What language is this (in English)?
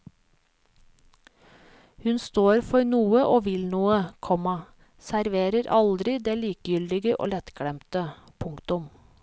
Norwegian